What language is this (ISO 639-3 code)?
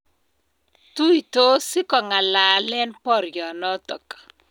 kln